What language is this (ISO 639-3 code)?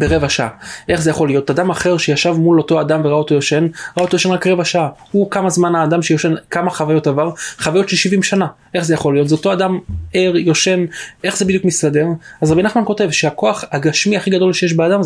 heb